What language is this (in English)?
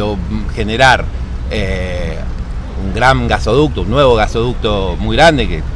Spanish